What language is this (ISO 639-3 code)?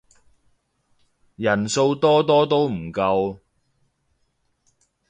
yue